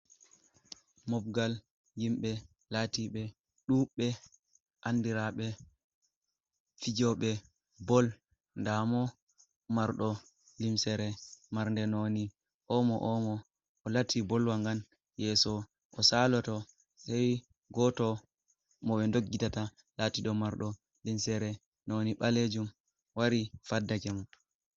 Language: Fula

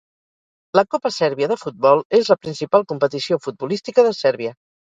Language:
Catalan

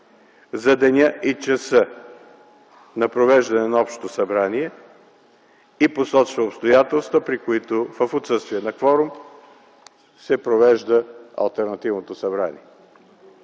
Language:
Bulgarian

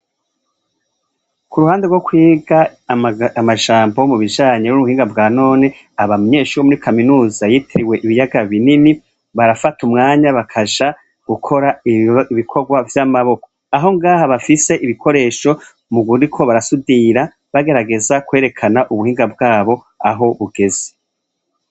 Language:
Rundi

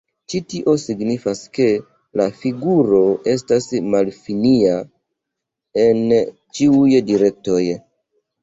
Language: Esperanto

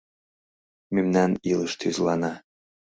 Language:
Mari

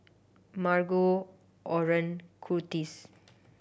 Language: English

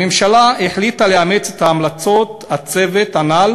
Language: Hebrew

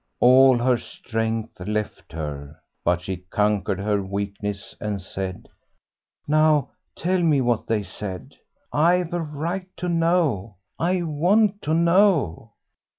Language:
English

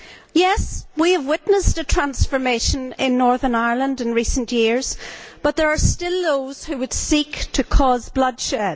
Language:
English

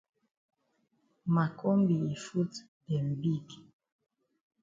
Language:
Cameroon Pidgin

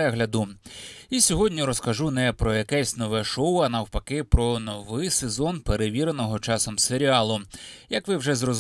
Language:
Ukrainian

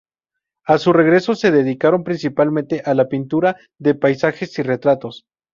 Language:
Spanish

